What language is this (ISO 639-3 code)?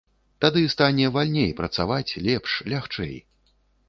bel